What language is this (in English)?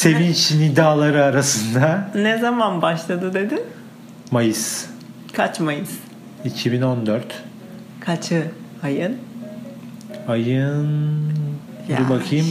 Turkish